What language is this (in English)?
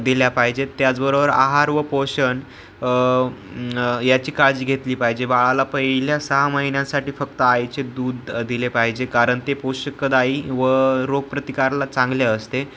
Marathi